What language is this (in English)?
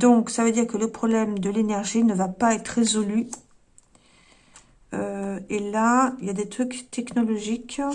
French